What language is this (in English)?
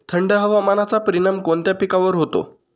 Marathi